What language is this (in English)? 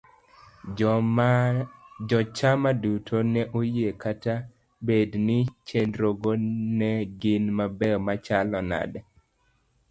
Luo (Kenya and Tanzania)